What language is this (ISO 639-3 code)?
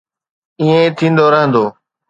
snd